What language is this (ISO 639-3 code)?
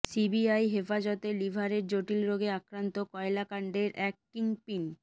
ben